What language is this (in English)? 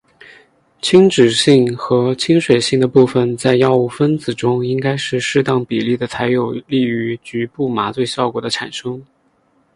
Chinese